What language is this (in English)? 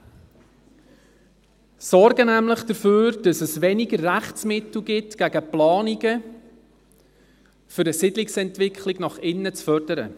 Swiss German